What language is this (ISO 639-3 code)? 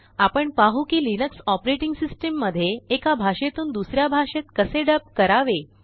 mar